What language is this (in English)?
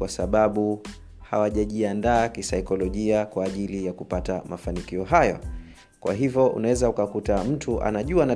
Swahili